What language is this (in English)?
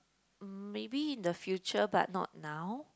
English